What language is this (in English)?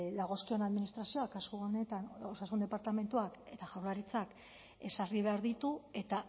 Basque